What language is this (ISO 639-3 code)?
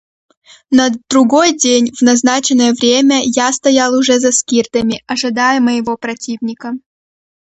rus